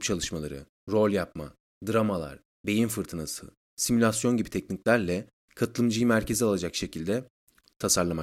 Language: Turkish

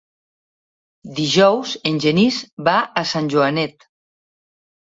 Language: Catalan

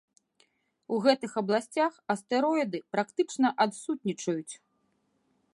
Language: Belarusian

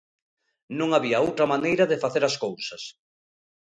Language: Galician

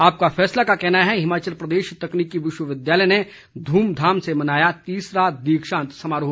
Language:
Hindi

